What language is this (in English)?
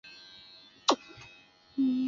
Chinese